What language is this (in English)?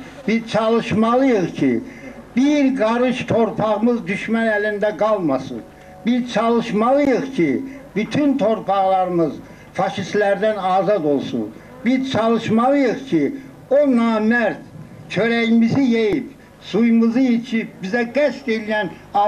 Turkish